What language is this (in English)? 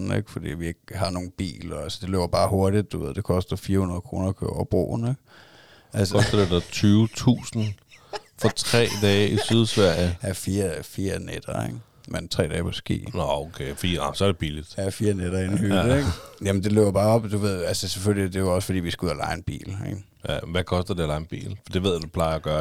Danish